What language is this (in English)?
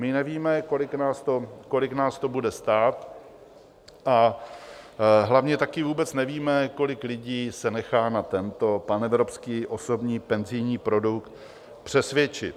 Czech